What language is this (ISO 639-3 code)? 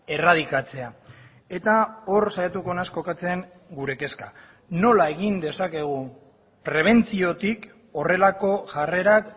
eus